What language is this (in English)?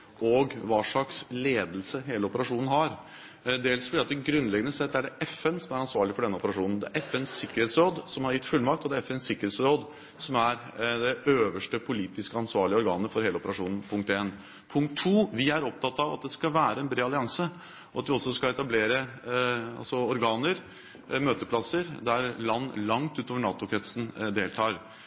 Norwegian Bokmål